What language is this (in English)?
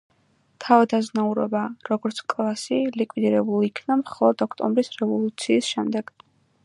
Georgian